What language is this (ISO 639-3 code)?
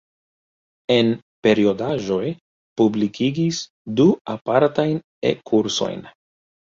epo